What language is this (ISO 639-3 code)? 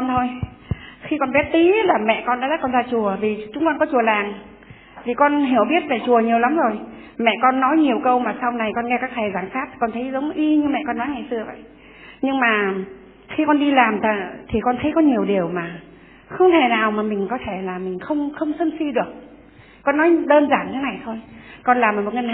vie